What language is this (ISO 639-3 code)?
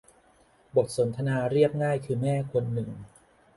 tha